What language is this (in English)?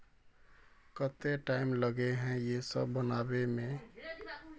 Magahi